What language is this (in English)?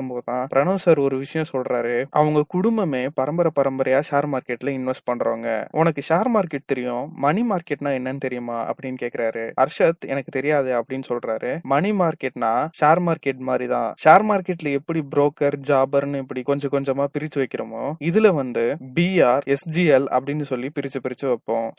Tamil